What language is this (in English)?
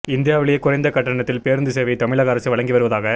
Tamil